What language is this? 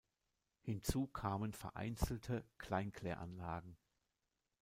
German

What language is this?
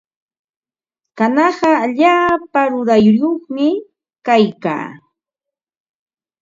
Ambo-Pasco Quechua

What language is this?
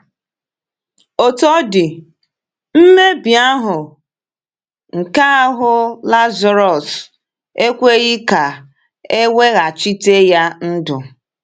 Igbo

